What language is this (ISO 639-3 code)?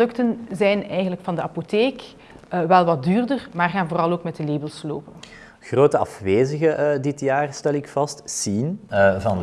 nld